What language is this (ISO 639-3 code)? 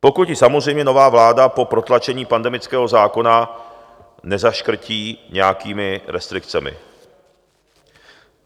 ces